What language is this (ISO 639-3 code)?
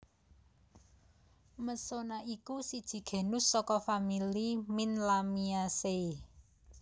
jav